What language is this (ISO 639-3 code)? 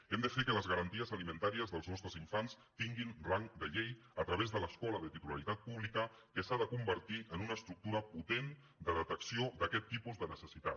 cat